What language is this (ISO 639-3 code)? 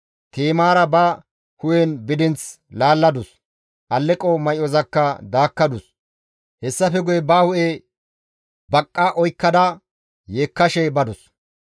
gmv